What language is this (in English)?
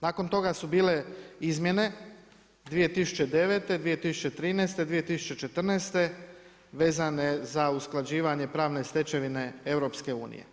Croatian